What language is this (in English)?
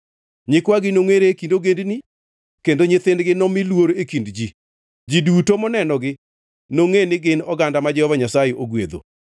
Luo (Kenya and Tanzania)